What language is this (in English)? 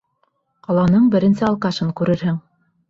Bashkir